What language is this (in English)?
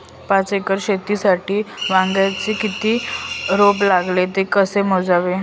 Marathi